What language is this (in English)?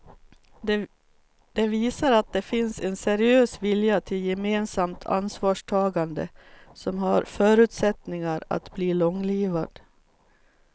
Swedish